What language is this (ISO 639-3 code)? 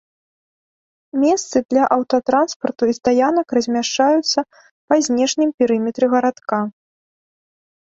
bel